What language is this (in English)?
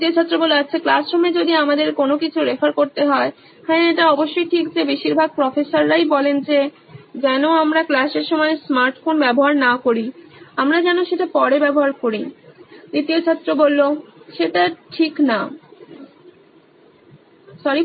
Bangla